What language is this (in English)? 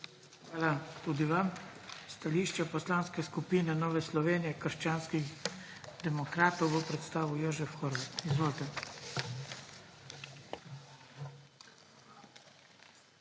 Slovenian